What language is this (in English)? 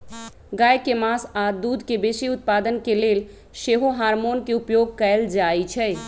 Magahi